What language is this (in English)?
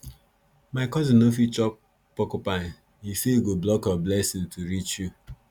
Nigerian Pidgin